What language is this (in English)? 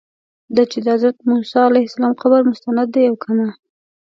Pashto